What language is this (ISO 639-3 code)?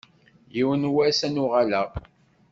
kab